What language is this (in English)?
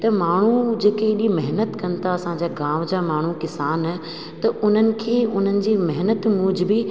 Sindhi